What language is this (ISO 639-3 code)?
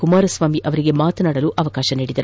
kan